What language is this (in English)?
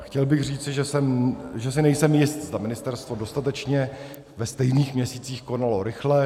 Czech